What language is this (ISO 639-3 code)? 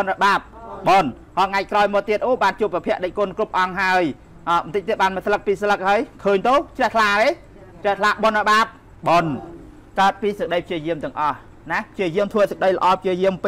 tha